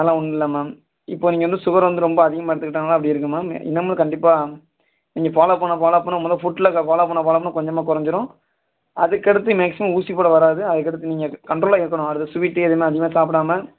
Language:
Tamil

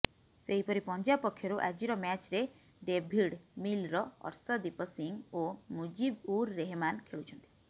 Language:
Odia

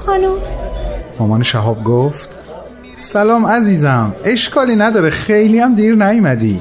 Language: Persian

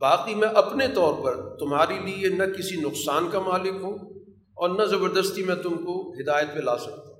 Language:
Urdu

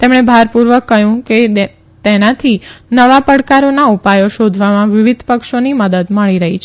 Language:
Gujarati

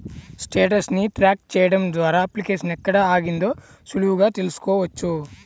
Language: Telugu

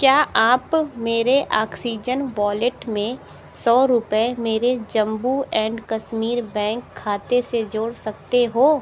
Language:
Hindi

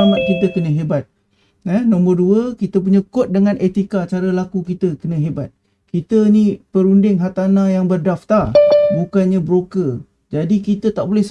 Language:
Malay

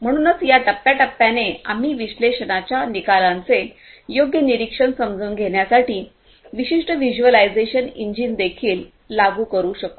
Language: Marathi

